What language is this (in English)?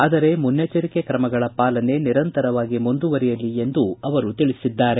Kannada